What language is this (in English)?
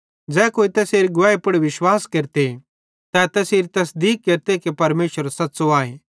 Bhadrawahi